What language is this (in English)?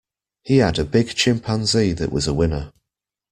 English